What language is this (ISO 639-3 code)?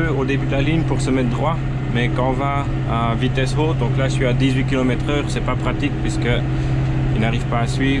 fra